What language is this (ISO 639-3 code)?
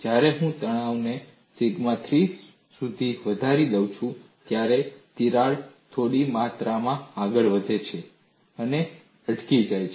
guj